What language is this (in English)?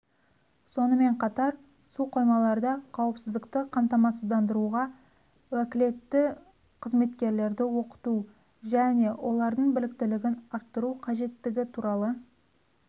Kazakh